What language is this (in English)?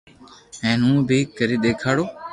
Loarki